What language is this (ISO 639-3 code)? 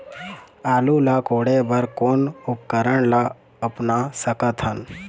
hne